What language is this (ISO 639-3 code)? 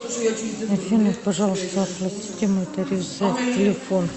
rus